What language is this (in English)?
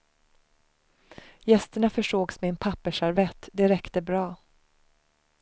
Swedish